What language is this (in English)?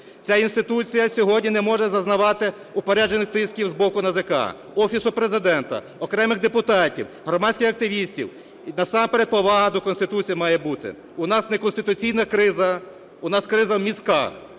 Ukrainian